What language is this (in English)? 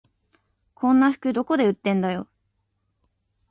Japanese